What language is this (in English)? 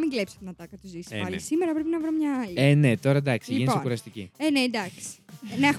Greek